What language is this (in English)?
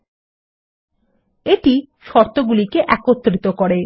Bangla